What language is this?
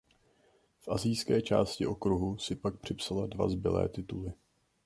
Czech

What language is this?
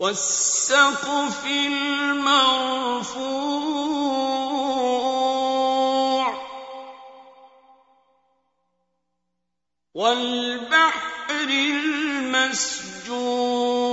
Arabic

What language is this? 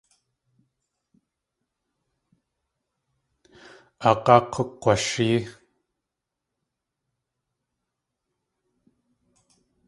Tlingit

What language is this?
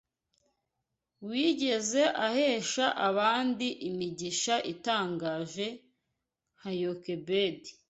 Kinyarwanda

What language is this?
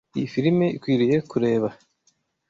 Kinyarwanda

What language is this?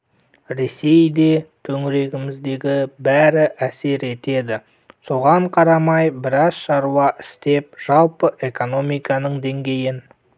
Kazakh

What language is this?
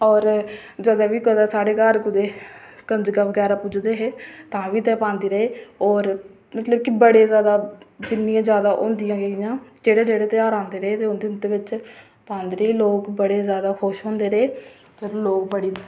Dogri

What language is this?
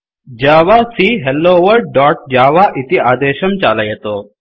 Sanskrit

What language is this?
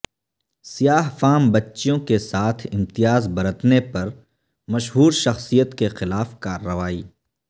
Urdu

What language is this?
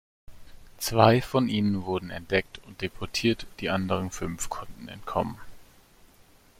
German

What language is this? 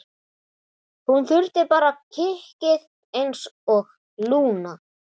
Icelandic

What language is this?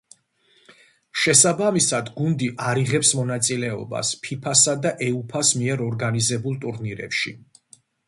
Georgian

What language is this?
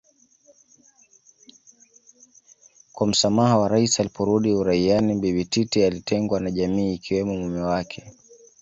Swahili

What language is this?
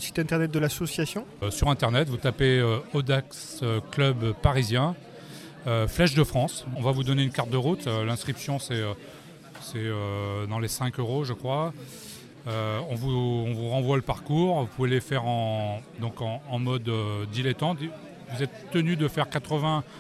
French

